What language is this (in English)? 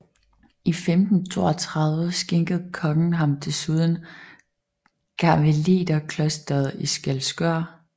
Danish